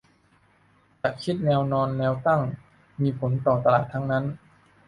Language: Thai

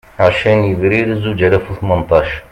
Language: Kabyle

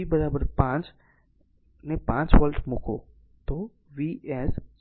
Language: Gujarati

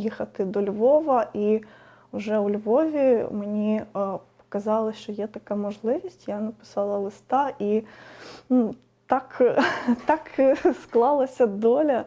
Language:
Ukrainian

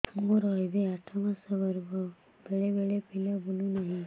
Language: Odia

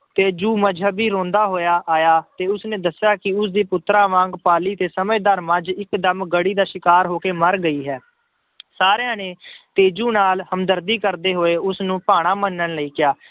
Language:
Punjabi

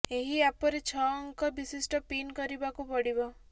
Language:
Odia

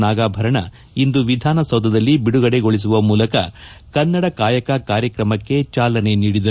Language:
Kannada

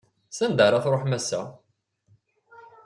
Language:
Kabyle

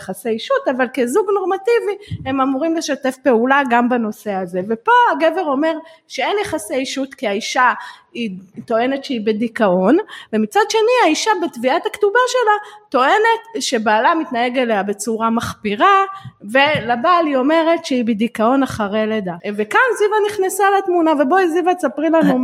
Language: Hebrew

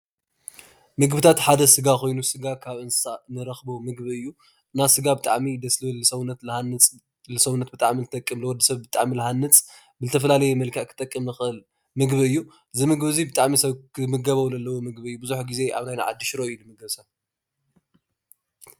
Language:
Tigrinya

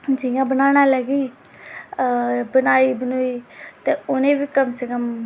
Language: Dogri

